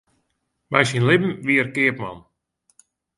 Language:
Western Frisian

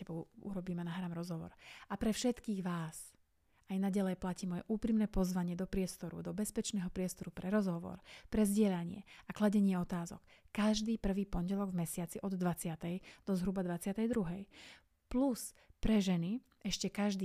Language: Slovak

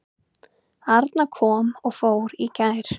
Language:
Icelandic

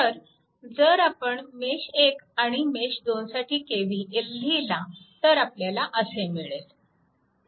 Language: Marathi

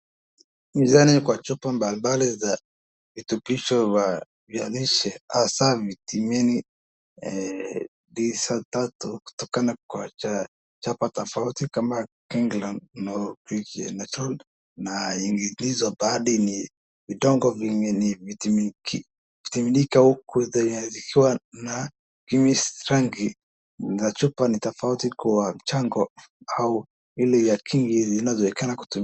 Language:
Swahili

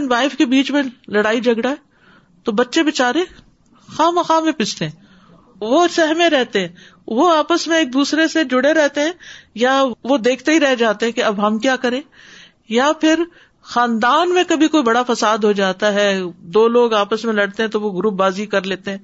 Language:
Urdu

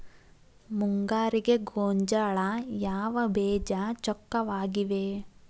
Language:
Kannada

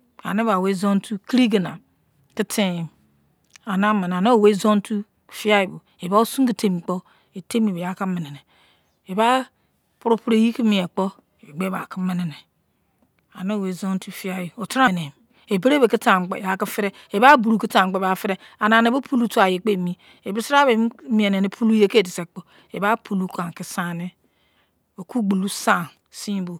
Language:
Izon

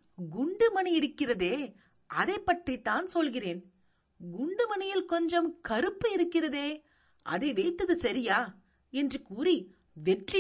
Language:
Tamil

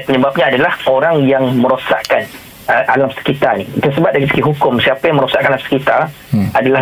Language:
Malay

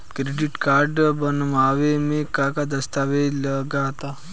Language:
Bhojpuri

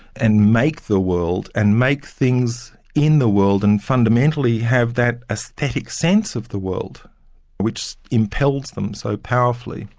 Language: English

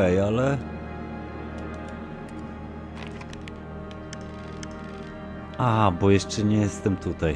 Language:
Polish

